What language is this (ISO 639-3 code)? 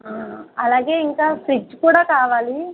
tel